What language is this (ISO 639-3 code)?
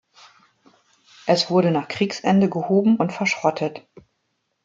deu